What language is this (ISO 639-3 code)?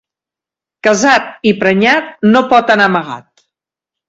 cat